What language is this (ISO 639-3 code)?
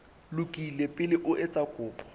sot